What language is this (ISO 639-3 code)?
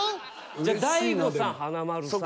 jpn